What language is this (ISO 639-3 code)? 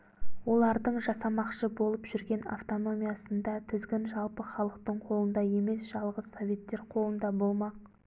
kaz